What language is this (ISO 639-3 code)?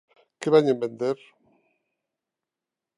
glg